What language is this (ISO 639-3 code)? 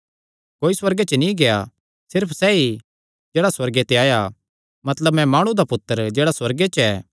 xnr